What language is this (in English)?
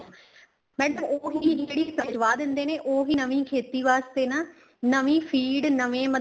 Punjabi